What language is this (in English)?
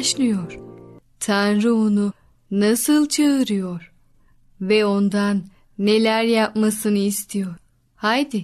Turkish